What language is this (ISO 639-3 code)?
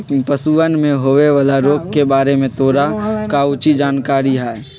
mag